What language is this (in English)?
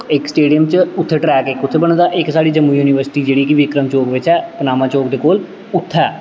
Dogri